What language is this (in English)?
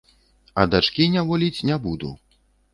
Belarusian